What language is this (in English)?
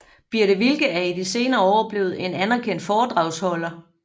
Danish